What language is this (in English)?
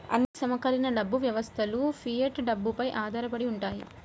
Telugu